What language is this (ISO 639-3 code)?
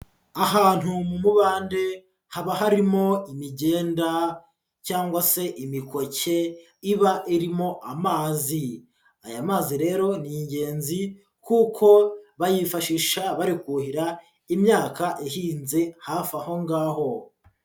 kin